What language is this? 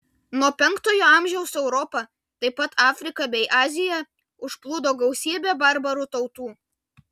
Lithuanian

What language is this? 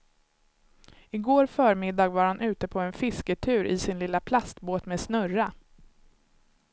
Swedish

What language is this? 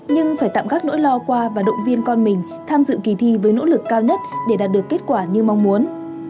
Vietnamese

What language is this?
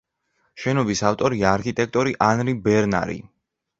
Georgian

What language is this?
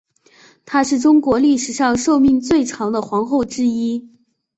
Chinese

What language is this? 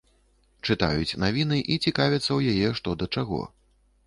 Belarusian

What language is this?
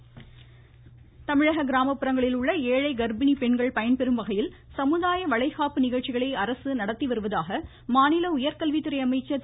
Tamil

